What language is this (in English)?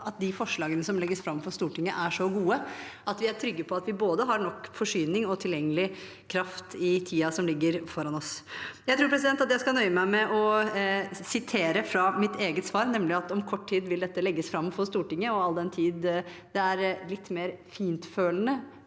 Norwegian